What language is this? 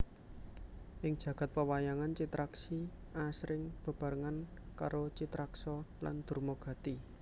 Javanese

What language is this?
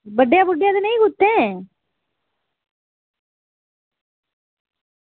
Dogri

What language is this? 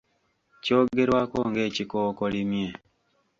Ganda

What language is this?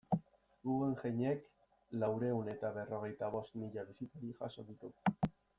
Basque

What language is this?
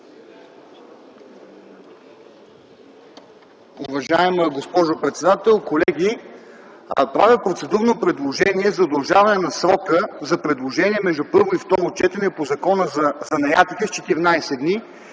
Bulgarian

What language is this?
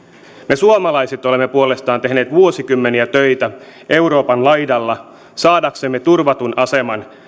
Finnish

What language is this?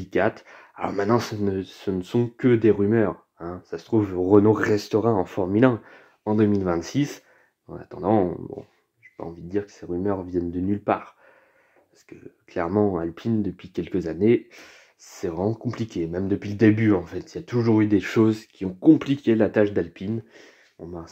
French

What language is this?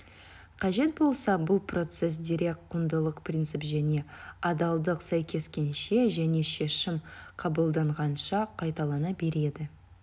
Kazakh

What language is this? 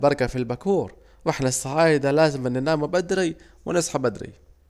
Saidi Arabic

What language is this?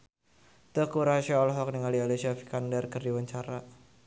Sundanese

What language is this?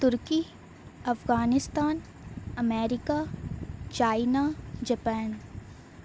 Urdu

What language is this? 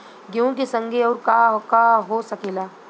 Bhojpuri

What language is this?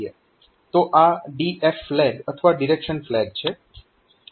Gujarati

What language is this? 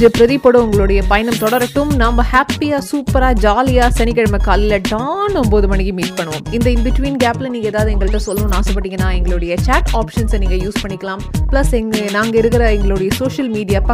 Tamil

